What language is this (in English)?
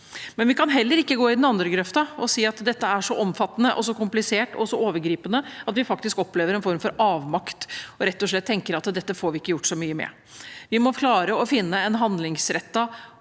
Norwegian